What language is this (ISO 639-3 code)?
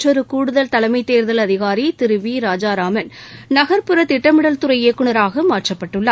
tam